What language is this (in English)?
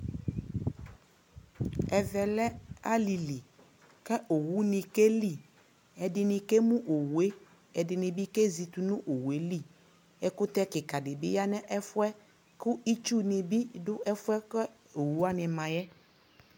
Ikposo